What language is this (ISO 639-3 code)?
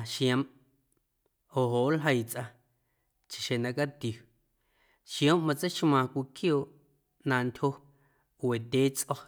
amu